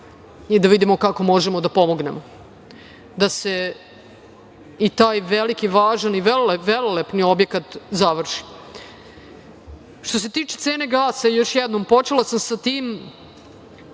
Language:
Serbian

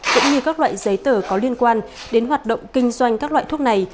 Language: Vietnamese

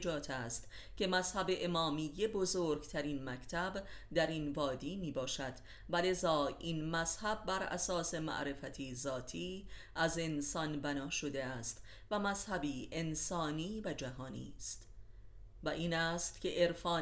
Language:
Persian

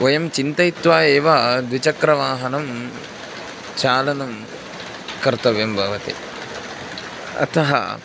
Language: Sanskrit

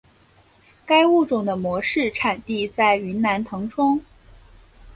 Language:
Chinese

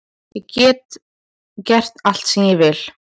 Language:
Icelandic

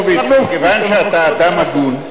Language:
Hebrew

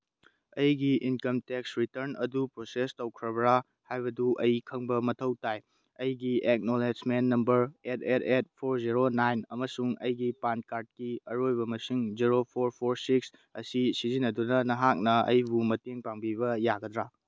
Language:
Manipuri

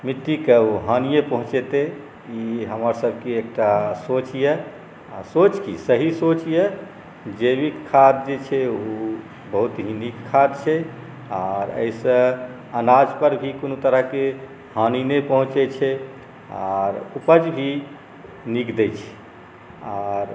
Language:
Maithili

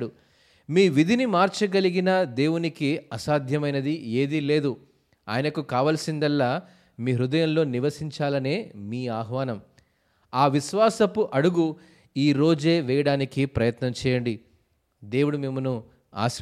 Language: Telugu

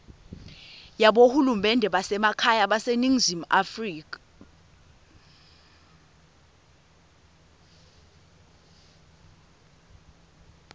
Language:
Swati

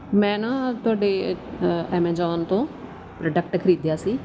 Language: Punjabi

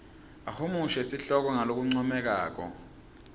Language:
Swati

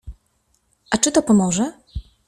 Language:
Polish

